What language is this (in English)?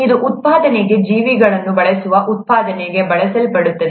Kannada